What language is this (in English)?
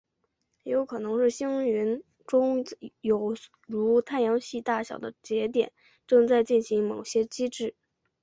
Chinese